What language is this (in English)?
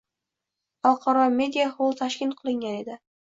Uzbek